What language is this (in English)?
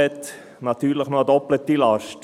Swiss German